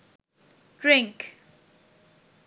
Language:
Sinhala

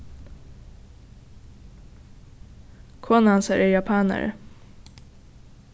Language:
Faroese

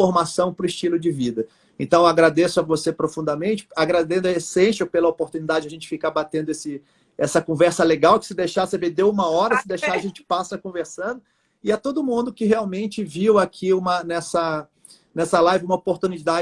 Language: Portuguese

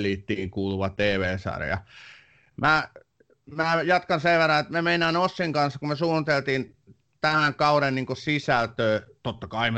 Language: Finnish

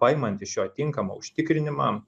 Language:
Lithuanian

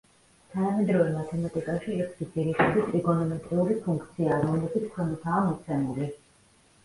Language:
Georgian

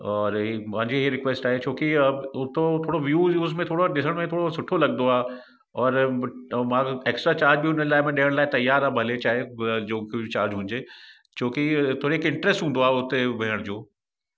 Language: Sindhi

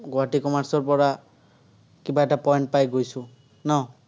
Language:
Assamese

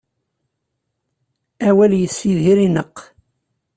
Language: Kabyle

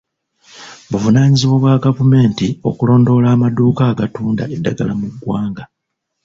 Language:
Ganda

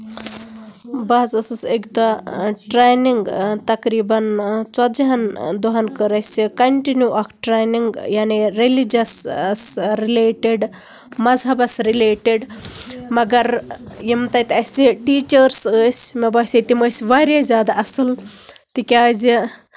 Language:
Kashmiri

